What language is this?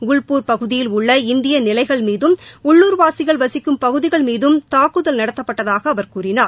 Tamil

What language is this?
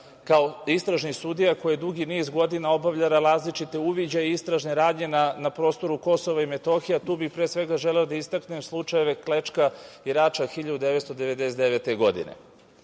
Serbian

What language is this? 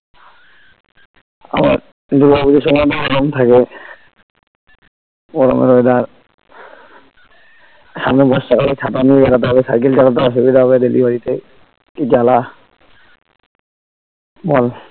Bangla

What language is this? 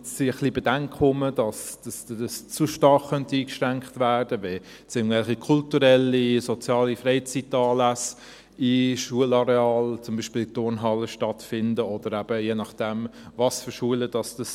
Swiss German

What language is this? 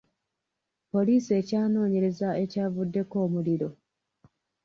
Ganda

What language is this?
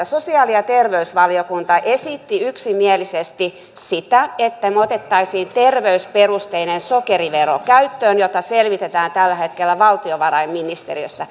Finnish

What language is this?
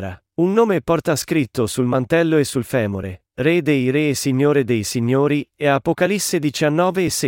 Italian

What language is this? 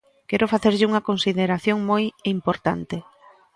Galician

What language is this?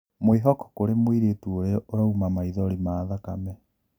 Kikuyu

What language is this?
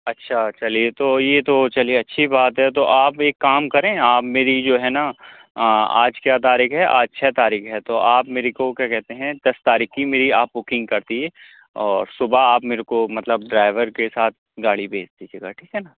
Urdu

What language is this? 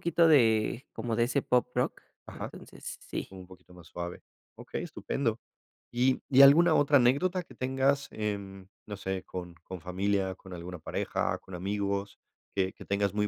Spanish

